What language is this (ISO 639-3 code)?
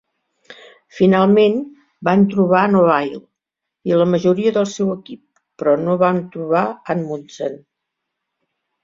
cat